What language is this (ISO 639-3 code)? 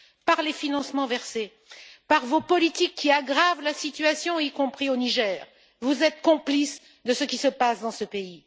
fra